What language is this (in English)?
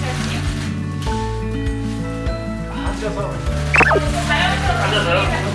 Korean